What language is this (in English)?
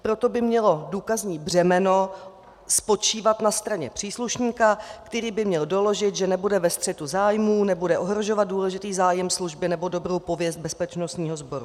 Czech